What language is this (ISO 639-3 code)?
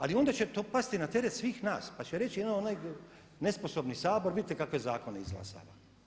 hrv